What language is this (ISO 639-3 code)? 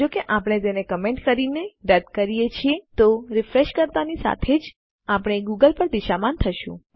guj